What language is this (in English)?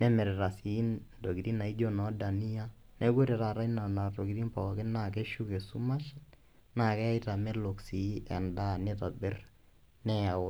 Masai